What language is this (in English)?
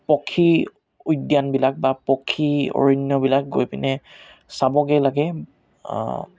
Assamese